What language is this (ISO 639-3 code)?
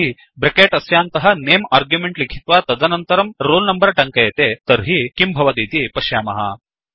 san